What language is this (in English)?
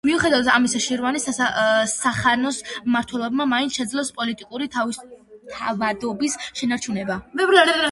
Georgian